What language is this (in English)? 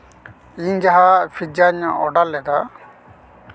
Santali